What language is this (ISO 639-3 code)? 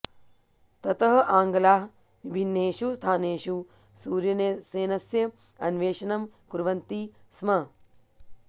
san